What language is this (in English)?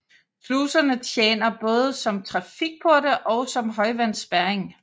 Danish